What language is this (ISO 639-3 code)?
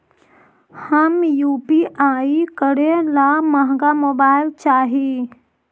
mag